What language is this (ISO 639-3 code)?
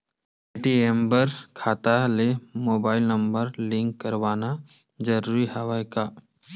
hne